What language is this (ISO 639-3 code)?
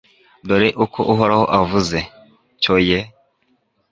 kin